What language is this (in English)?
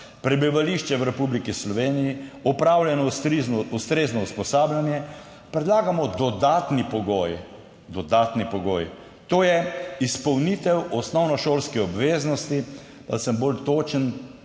Slovenian